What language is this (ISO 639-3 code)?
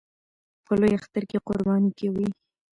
pus